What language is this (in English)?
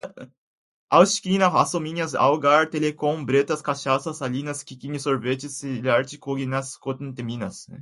Portuguese